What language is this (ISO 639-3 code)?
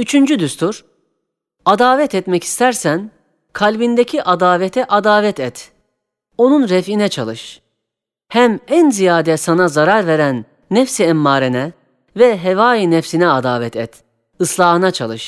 tur